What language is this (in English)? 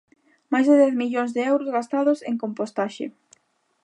Galician